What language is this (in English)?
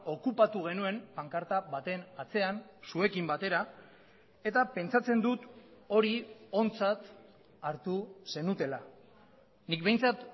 Basque